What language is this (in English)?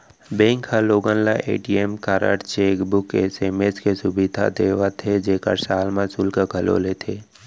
Chhattisgarhi